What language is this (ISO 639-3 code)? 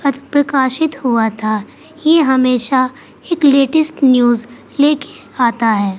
urd